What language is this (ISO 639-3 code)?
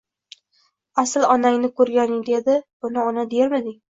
uzb